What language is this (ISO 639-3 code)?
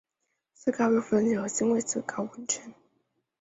zho